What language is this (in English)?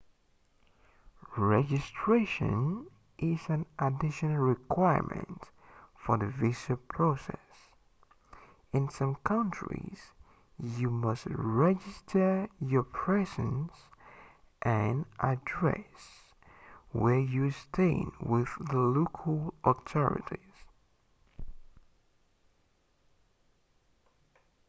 English